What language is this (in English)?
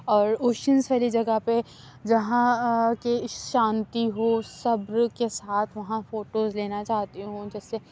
Urdu